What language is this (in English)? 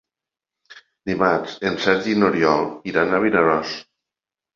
Catalan